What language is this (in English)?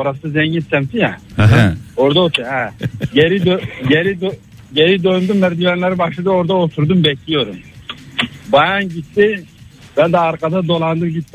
Turkish